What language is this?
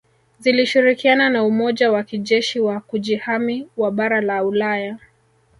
Swahili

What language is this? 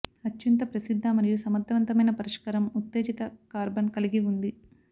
Telugu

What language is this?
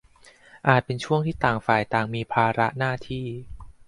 Thai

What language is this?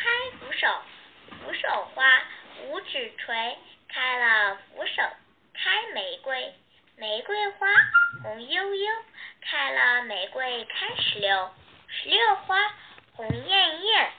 Chinese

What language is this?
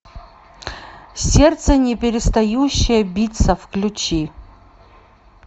Russian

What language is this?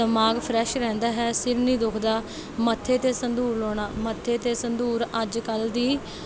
Punjabi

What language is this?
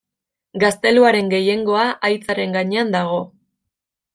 Basque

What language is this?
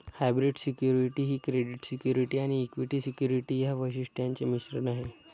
Marathi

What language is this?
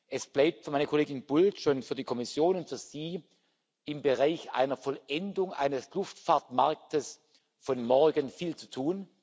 German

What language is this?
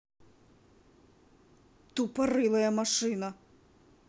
Russian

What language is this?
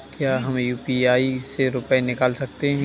Hindi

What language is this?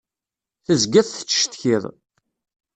Kabyle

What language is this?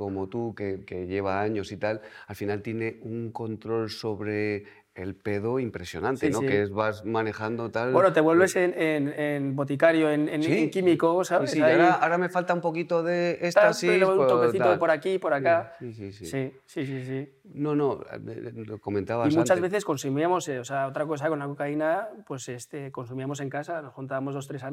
Spanish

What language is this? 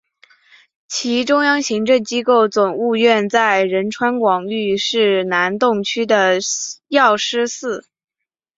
Chinese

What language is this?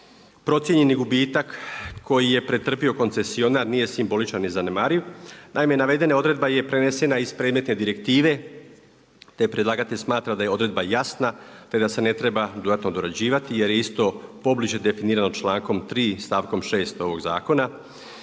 Croatian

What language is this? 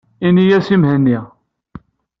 Kabyle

